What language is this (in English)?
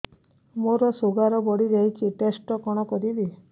Odia